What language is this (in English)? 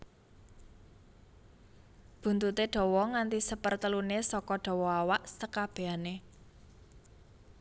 Javanese